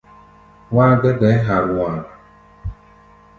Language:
Gbaya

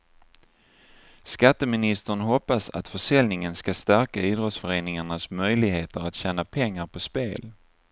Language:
Swedish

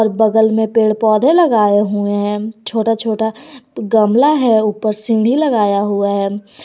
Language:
Hindi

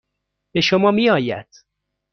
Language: Persian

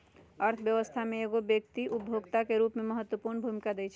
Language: Magahi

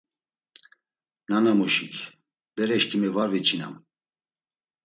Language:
Laz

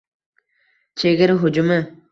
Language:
Uzbek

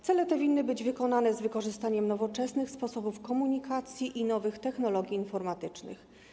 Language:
Polish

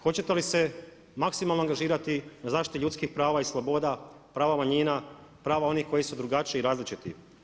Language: Croatian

